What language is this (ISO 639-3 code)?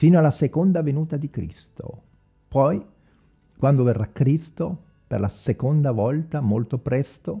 ita